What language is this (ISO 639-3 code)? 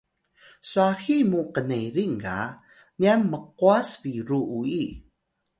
tay